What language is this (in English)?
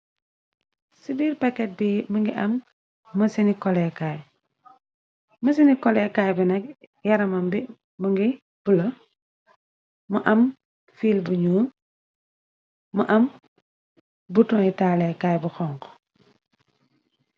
Wolof